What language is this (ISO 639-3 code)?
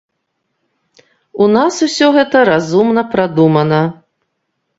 bel